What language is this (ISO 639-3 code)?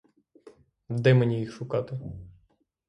ukr